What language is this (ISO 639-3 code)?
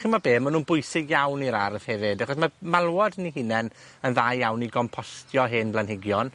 cym